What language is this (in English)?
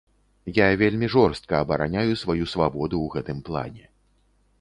Belarusian